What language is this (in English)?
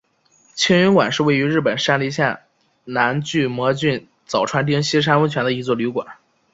Chinese